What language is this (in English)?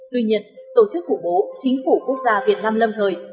Vietnamese